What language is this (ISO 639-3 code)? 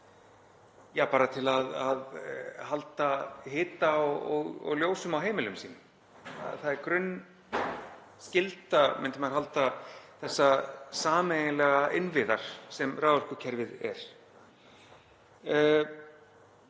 isl